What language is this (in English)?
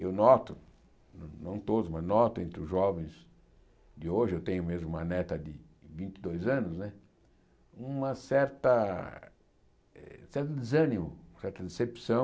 Portuguese